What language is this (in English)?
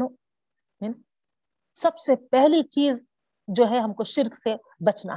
Urdu